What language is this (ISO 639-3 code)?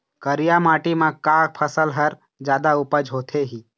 hne